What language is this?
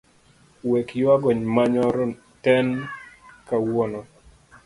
Luo (Kenya and Tanzania)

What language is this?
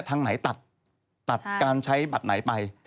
Thai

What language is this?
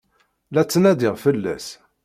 Kabyle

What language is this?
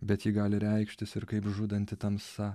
Lithuanian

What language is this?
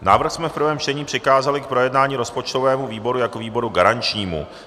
Czech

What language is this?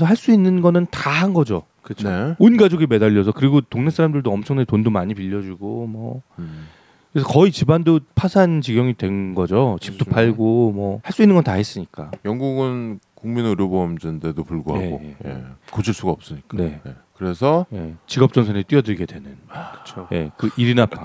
Korean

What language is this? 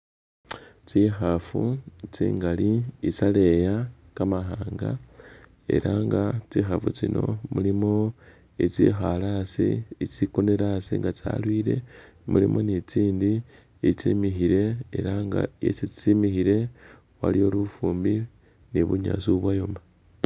Masaaba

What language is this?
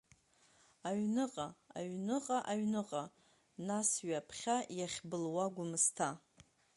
Abkhazian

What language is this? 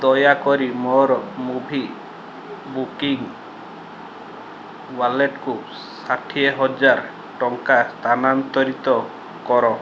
Odia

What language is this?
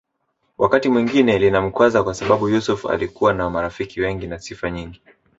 Swahili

